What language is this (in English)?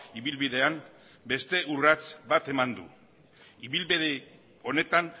Basque